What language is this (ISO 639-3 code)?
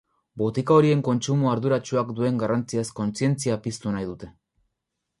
eus